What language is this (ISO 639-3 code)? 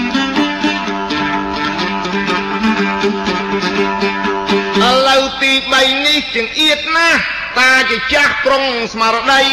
tha